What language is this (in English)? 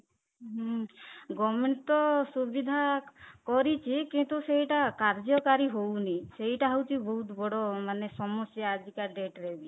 Odia